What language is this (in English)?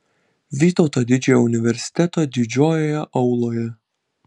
Lithuanian